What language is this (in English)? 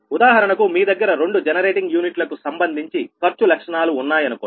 Telugu